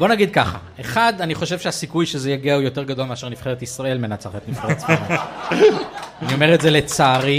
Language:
Hebrew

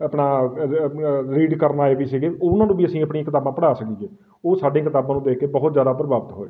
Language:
Punjabi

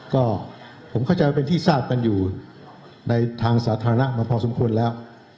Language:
Thai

